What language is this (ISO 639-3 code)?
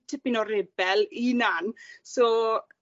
cym